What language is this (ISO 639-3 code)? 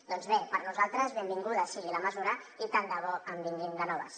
cat